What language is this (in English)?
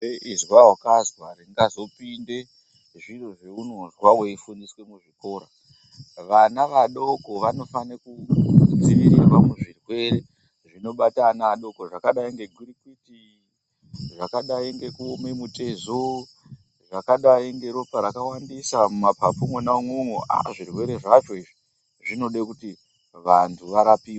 Ndau